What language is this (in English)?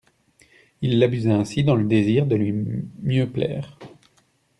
French